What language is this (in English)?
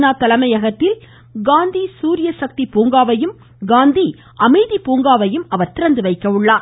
Tamil